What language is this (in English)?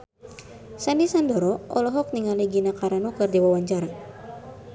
Sundanese